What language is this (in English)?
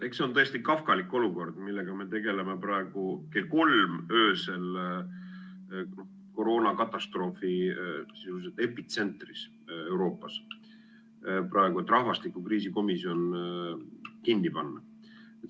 Estonian